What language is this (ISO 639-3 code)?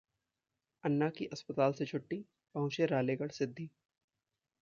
hin